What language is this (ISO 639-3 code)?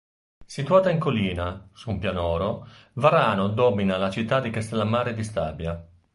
ita